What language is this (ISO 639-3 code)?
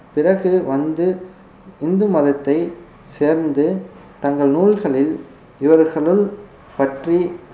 tam